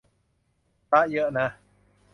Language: Thai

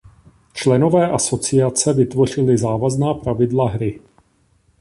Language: Czech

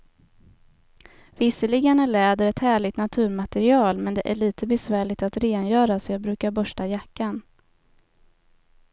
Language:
Swedish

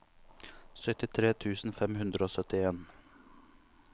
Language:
Norwegian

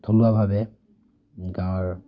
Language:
Assamese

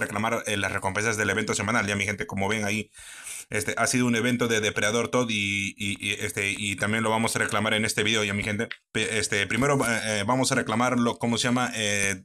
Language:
Spanish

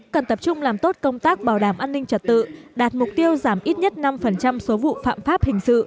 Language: Vietnamese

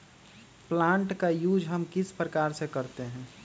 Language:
Magahi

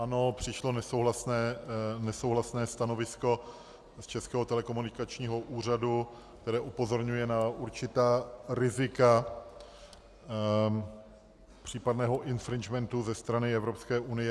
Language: Czech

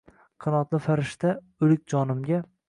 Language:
Uzbek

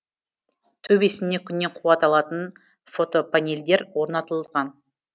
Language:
Kazakh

